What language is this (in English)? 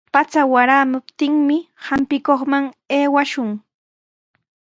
Sihuas Ancash Quechua